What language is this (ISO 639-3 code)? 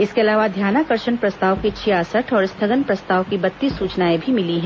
hin